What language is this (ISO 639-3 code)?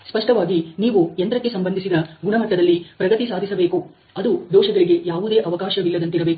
kan